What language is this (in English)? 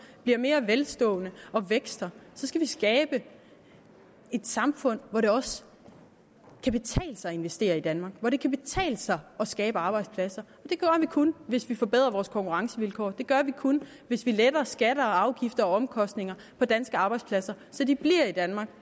Danish